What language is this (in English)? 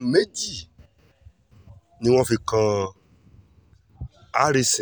Yoruba